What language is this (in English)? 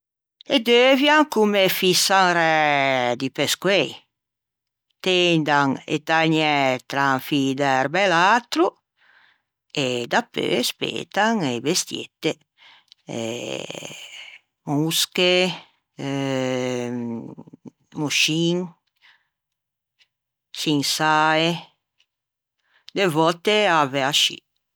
Ligurian